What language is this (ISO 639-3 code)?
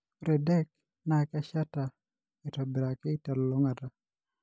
mas